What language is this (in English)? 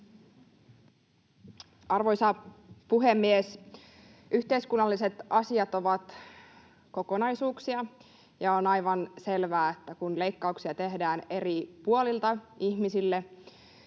Finnish